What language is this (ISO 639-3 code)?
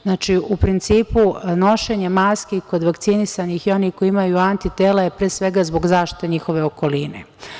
srp